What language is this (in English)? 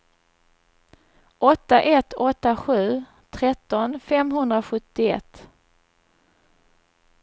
Swedish